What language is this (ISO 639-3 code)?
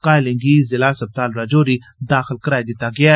doi